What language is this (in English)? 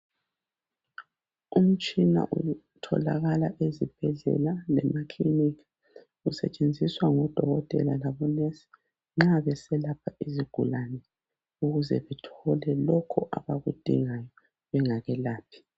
North Ndebele